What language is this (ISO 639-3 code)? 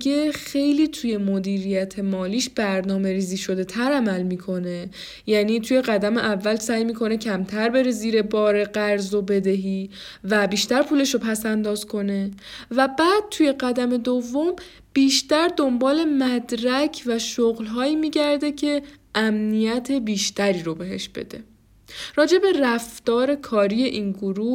fas